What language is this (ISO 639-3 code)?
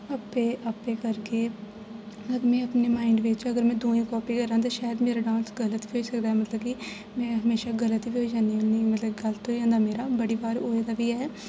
doi